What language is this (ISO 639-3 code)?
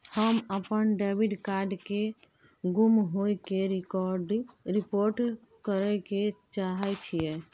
mai